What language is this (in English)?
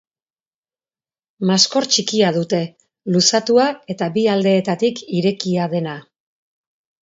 Basque